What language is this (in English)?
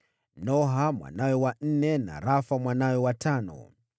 Swahili